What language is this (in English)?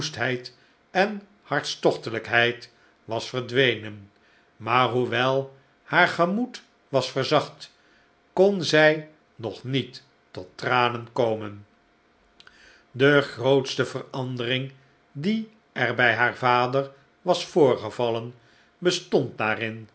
Dutch